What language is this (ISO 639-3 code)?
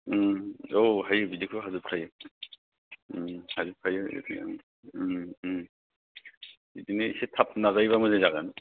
brx